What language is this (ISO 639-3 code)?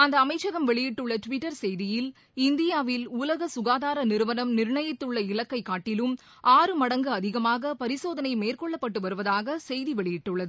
tam